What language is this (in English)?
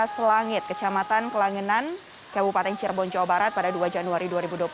Indonesian